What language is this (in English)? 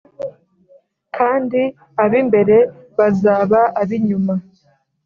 Kinyarwanda